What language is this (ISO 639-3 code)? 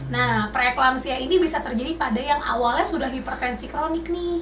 ind